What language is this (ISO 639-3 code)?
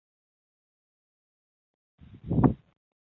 zho